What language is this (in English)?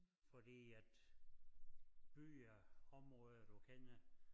Danish